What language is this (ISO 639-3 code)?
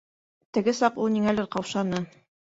bak